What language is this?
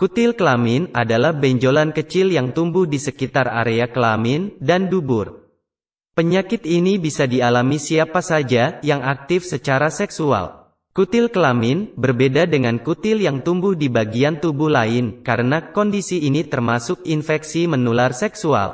Indonesian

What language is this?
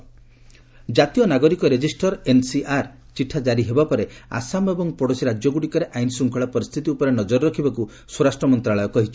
Odia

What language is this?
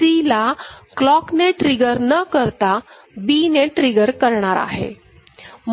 Marathi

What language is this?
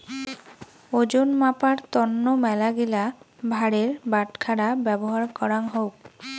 Bangla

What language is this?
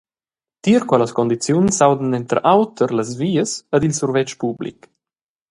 Romansh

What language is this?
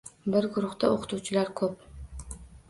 Uzbek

